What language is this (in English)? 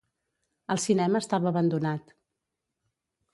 Catalan